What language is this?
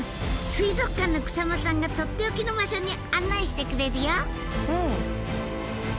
Japanese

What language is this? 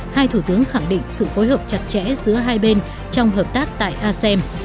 Vietnamese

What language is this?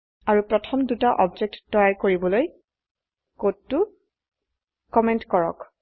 Assamese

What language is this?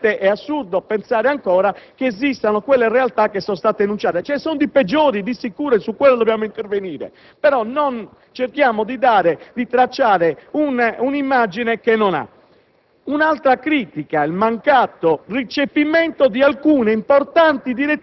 Italian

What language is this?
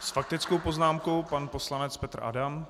Czech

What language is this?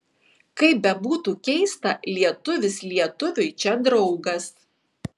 Lithuanian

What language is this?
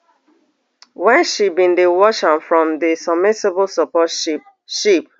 Nigerian Pidgin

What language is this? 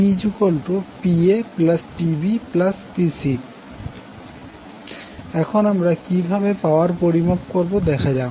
Bangla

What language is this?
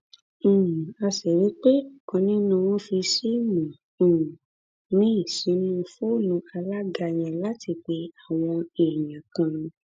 Yoruba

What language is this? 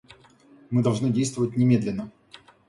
Russian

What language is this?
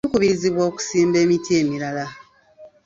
Ganda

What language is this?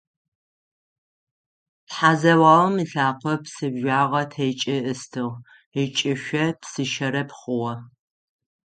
Adyghe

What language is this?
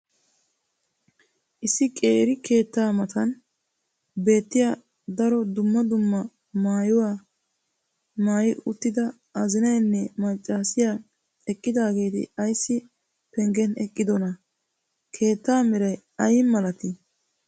Wolaytta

